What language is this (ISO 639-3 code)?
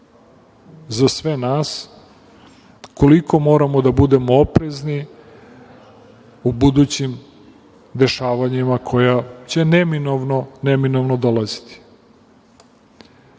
srp